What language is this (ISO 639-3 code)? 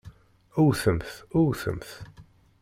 kab